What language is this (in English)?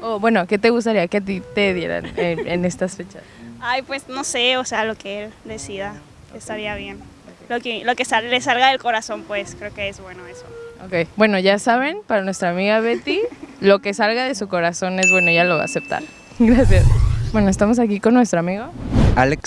Spanish